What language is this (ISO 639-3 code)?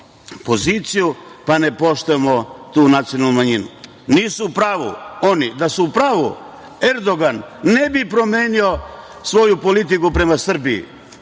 srp